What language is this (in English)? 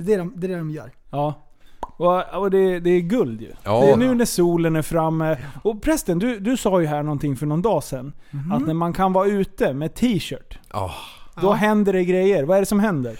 Swedish